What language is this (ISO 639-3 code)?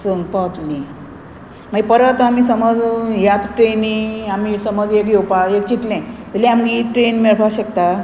kok